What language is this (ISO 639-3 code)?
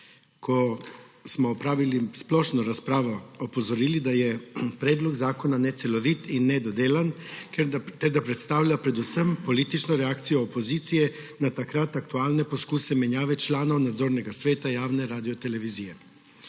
slv